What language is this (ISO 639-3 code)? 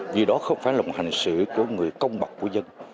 vie